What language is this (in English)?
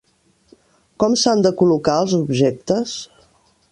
Catalan